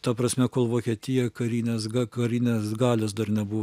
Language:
Lithuanian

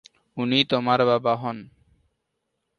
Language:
Bangla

